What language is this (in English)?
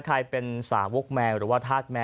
Thai